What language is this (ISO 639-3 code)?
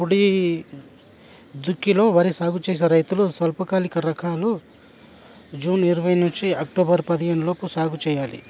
tel